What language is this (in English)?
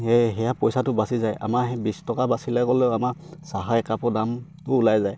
Assamese